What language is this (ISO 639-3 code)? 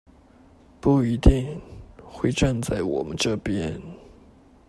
zho